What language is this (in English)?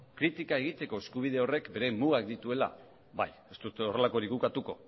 Basque